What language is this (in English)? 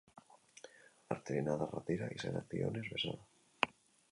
Basque